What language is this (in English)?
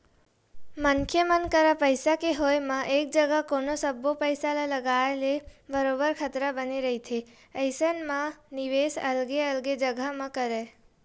Chhattisgarhi